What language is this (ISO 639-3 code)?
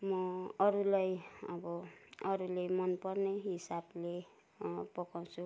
nep